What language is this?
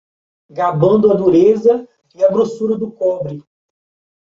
Portuguese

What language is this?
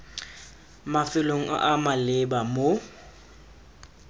Tswana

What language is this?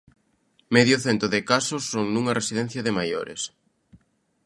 Galician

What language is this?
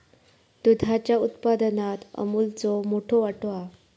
Marathi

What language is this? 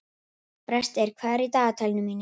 Icelandic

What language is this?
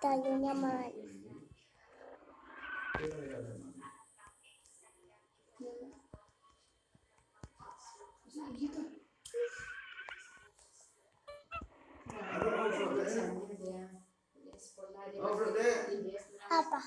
Indonesian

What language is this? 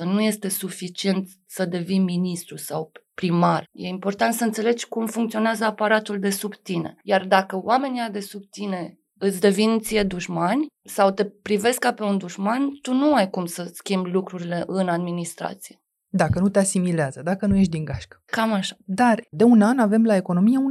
Romanian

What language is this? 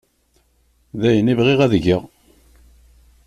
Kabyle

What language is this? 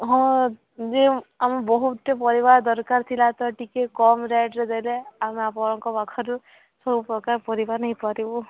Odia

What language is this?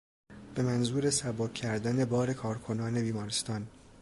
Persian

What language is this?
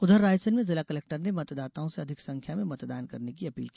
Hindi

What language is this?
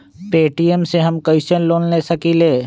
Magahi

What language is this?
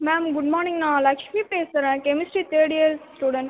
Tamil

